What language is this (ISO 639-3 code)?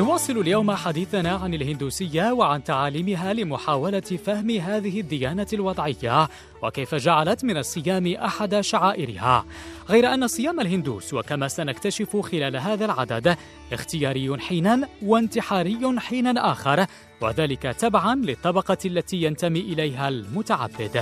ara